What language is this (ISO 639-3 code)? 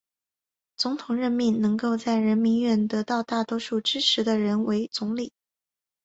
zho